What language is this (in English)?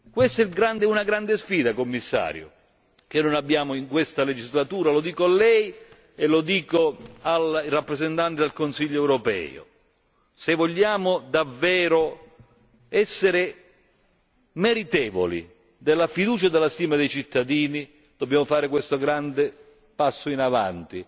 Italian